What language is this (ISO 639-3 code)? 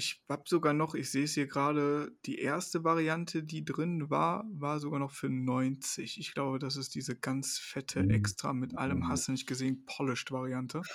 deu